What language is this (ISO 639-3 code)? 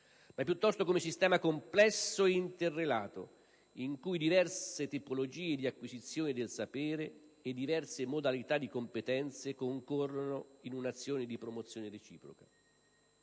ita